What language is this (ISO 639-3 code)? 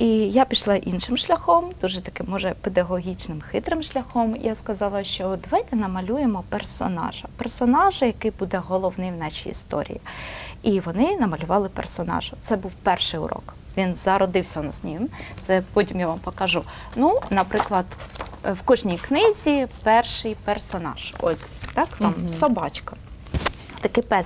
ukr